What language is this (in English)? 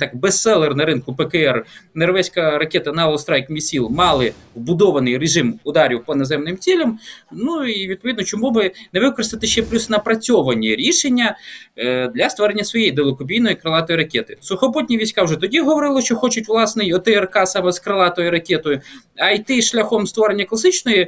Ukrainian